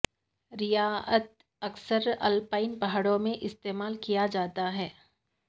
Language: Urdu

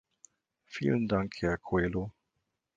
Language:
German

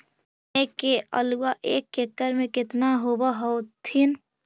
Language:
Magahi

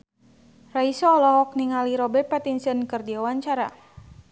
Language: Sundanese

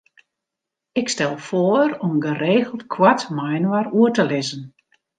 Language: Western Frisian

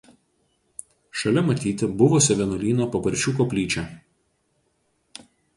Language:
Lithuanian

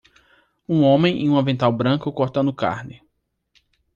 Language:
Portuguese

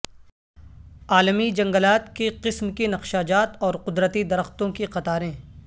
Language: Urdu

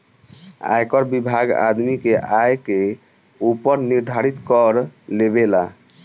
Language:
Bhojpuri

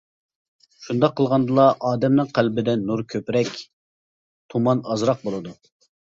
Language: Uyghur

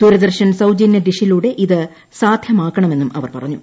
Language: Malayalam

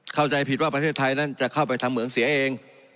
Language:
Thai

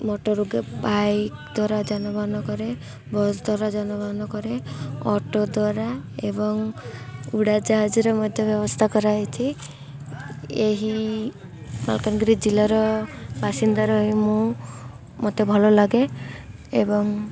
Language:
Odia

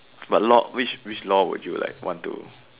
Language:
English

